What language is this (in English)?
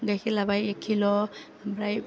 Bodo